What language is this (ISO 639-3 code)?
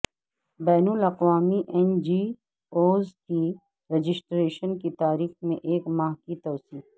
urd